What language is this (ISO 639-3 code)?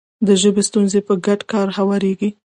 pus